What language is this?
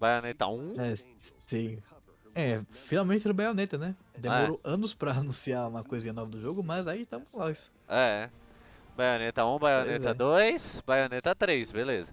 Portuguese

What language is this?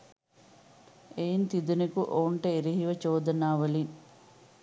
Sinhala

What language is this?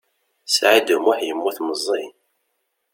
Kabyle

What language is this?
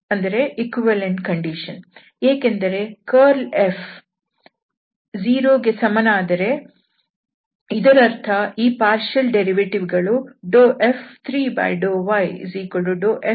Kannada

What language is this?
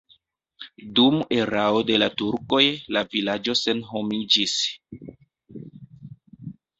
Esperanto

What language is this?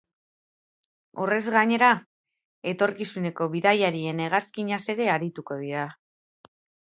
Basque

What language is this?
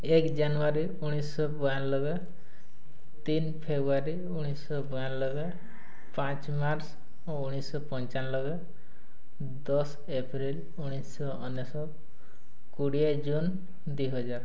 Odia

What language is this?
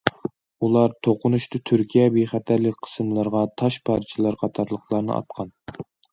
Uyghur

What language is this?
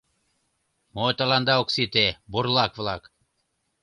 Mari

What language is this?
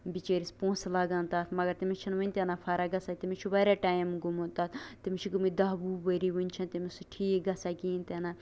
Kashmiri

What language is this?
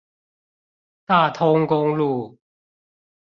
Chinese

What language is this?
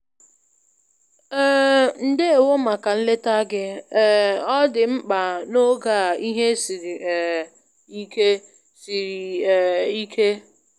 Igbo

